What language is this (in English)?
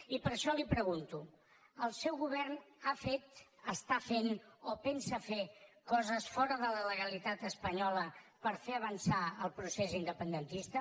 Catalan